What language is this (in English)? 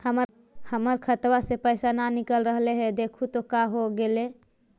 Magahi